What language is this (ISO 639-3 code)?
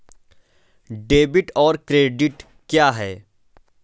hin